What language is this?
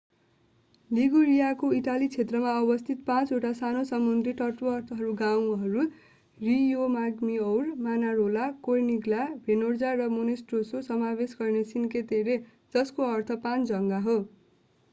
Nepali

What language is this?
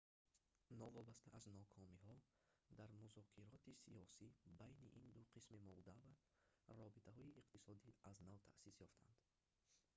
Tajik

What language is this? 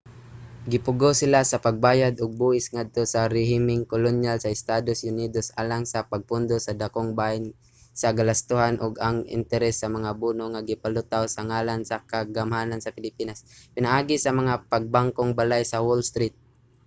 Cebuano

